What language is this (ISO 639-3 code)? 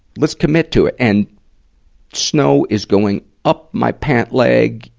eng